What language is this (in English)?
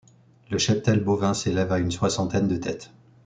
French